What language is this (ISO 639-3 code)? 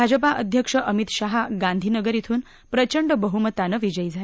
mar